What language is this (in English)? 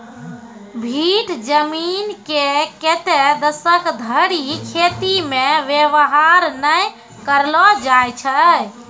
Maithili